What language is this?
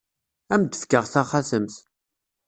Kabyle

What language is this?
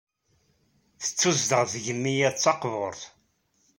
Kabyle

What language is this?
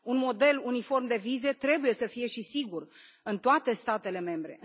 Romanian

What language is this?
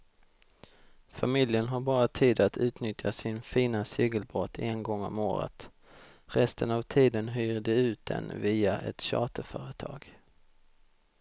Swedish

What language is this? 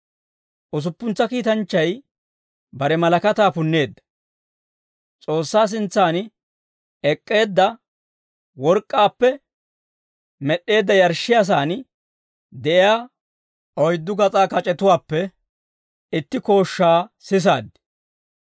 Dawro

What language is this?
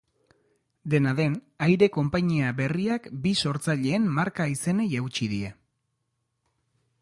Basque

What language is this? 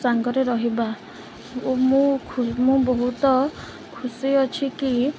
Odia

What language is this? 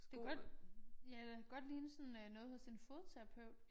Danish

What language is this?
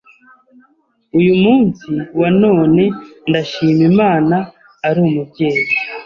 Kinyarwanda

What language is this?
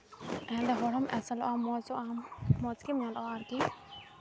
Santali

